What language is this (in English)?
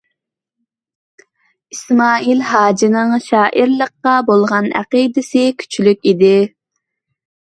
Uyghur